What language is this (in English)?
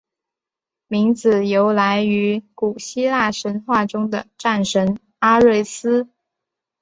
Chinese